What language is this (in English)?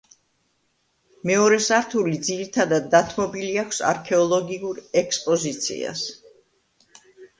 Georgian